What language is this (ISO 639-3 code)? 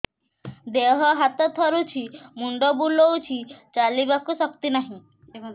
ori